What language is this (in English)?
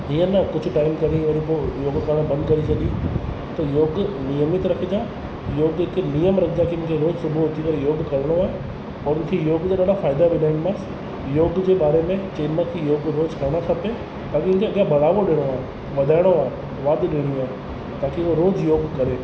Sindhi